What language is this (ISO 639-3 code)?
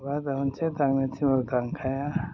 brx